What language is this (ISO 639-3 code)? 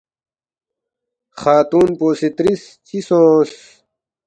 bft